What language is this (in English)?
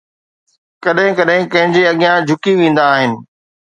Sindhi